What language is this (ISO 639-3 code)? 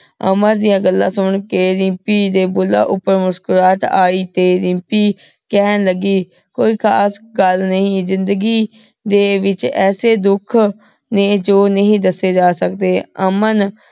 pan